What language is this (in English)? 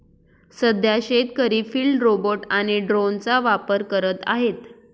Marathi